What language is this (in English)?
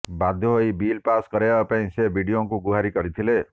Odia